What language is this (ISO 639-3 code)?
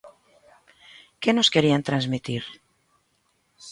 glg